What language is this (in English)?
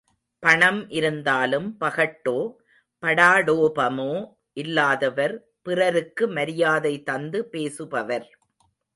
Tamil